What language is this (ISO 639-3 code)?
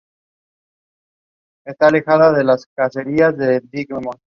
spa